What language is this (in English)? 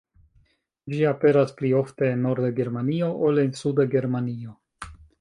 Esperanto